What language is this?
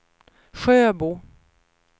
Swedish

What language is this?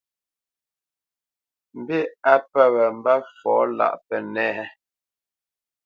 Bamenyam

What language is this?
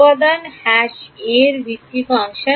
Bangla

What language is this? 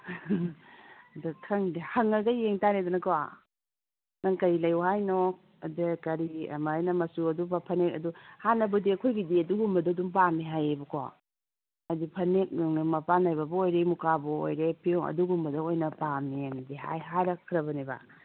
Manipuri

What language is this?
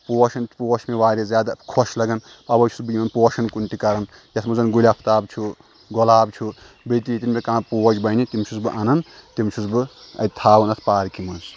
Kashmiri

